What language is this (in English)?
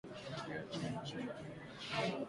Swahili